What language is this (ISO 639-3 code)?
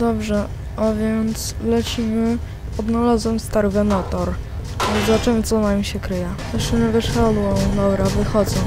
pol